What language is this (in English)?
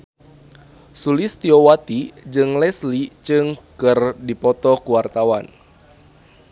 Sundanese